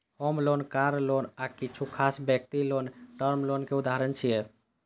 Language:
Maithili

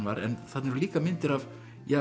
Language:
Icelandic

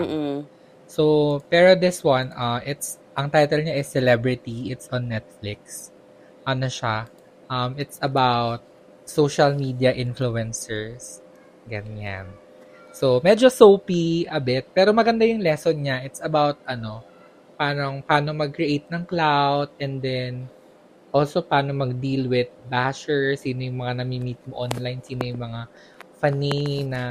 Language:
Filipino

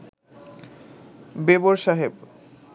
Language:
Bangla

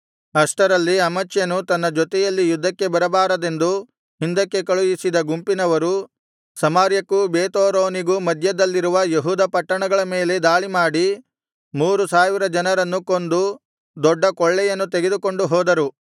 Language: Kannada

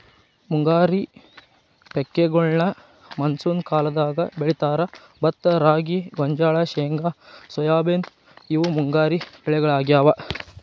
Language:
Kannada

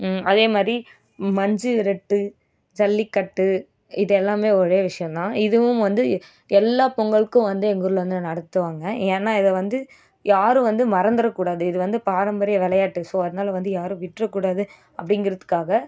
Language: Tamil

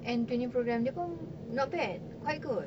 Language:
English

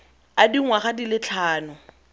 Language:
Tswana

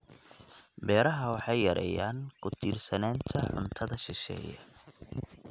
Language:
Somali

